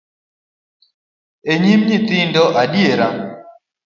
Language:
Luo (Kenya and Tanzania)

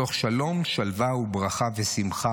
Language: Hebrew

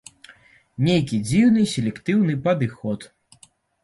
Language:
Belarusian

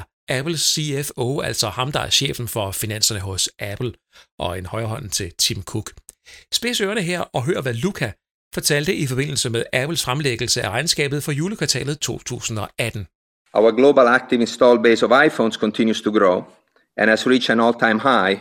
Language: Danish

